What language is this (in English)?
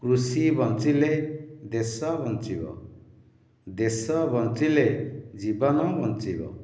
Odia